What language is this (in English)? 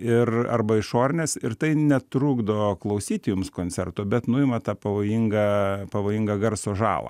Lithuanian